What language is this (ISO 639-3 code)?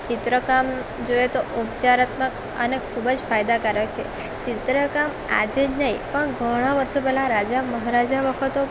guj